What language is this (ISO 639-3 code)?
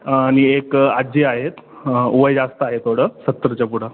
mar